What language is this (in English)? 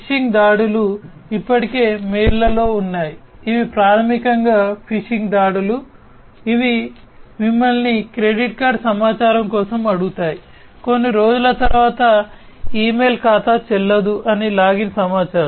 Telugu